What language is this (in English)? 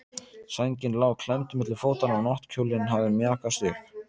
Icelandic